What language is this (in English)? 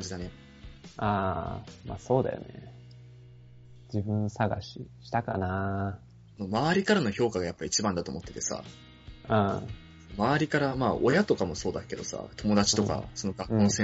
Japanese